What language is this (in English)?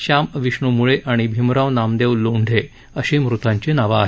Marathi